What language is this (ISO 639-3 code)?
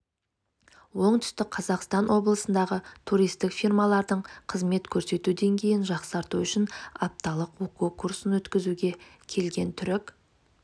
kaz